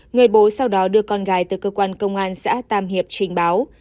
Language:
Vietnamese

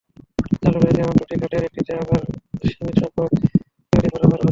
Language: Bangla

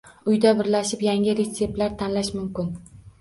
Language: Uzbek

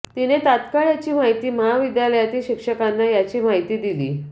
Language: Marathi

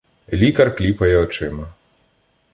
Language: Ukrainian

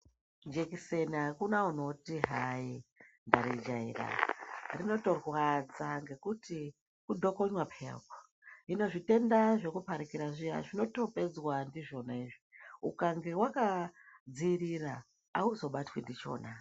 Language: Ndau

